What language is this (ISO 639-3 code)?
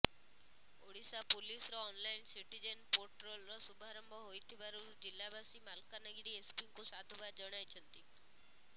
ori